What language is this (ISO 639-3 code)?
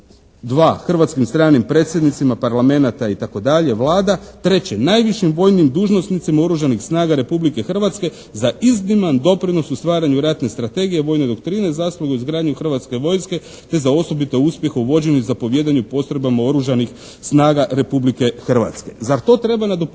hrv